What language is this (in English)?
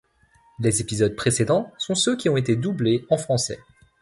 French